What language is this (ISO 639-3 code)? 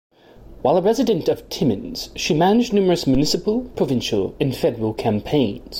eng